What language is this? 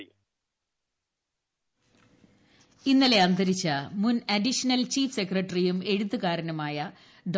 Malayalam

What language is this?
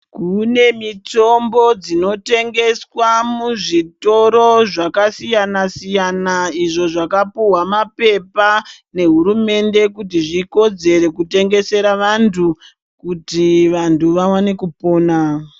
Ndau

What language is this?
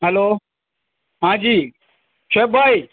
Urdu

